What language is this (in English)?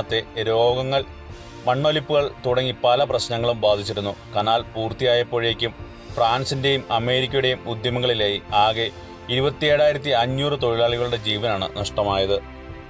Malayalam